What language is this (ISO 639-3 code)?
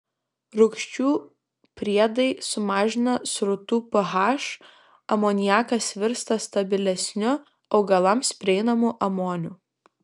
lit